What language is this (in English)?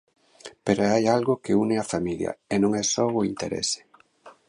Galician